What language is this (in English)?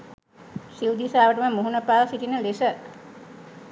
Sinhala